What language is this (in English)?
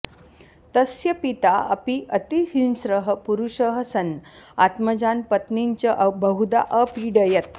Sanskrit